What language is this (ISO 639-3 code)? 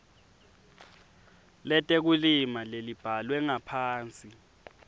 ssw